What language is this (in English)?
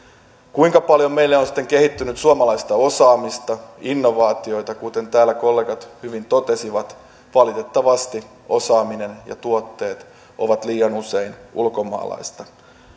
Finnish